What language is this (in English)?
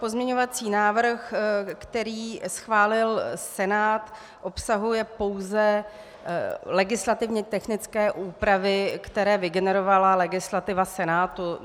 Czech